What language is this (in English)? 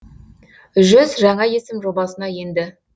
Kazakh